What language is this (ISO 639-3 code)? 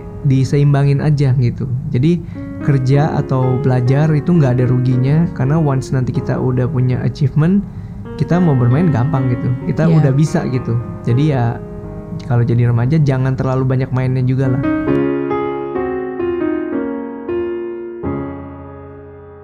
ind